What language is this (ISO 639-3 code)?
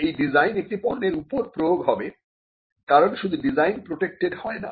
ben